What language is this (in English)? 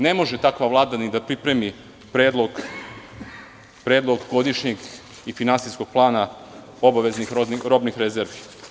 Serbian